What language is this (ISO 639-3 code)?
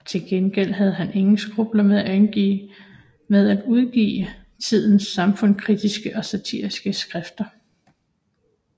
dan